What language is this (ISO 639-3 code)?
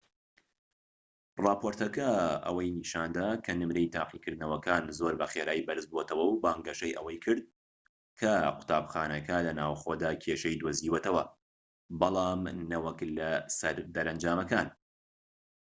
ckb